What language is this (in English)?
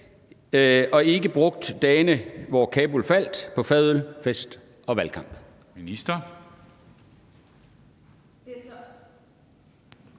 Danish